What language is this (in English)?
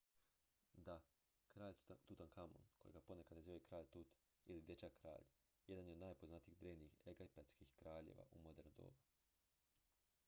Croatian